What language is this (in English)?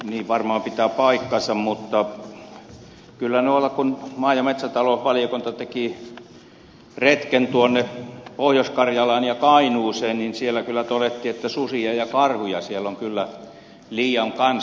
Finnish